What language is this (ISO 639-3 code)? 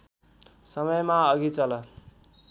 nep